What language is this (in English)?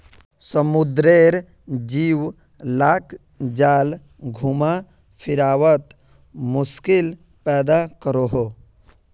Magahi